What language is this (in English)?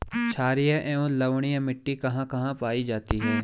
Hindi